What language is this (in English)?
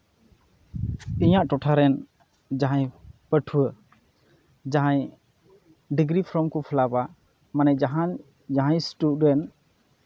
Santali